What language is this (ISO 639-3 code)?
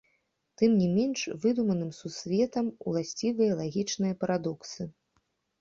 bel